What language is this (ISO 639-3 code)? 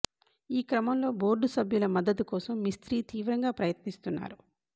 tel